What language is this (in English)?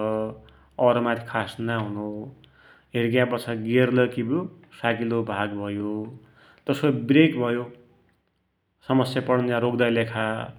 Dotyali